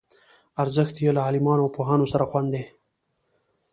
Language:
Pashto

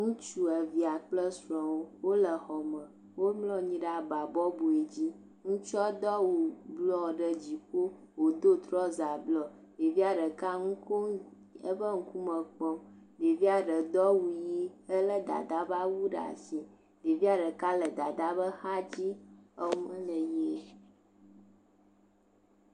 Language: Ewe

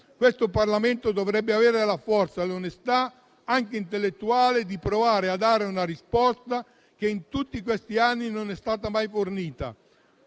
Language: Italian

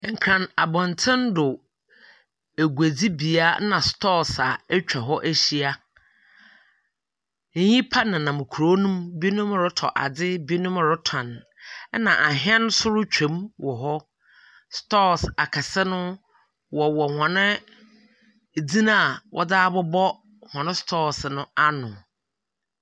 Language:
Akan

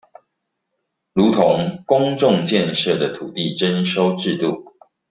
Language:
Chinese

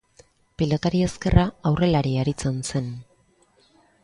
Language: Basque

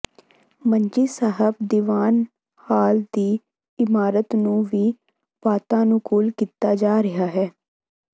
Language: Punjabi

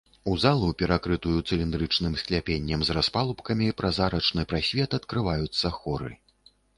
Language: Belarusian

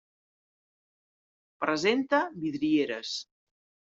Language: Catalan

